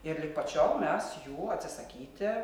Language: Lithuanian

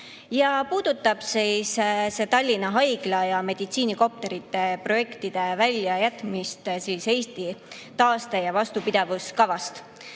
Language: Estonian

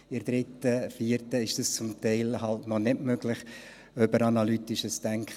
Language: Swiss German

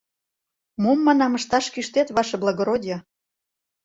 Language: Mari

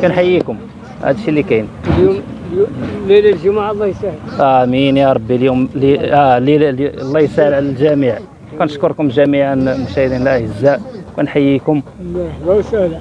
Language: Arabic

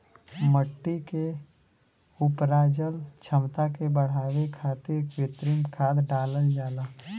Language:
Bhojpuri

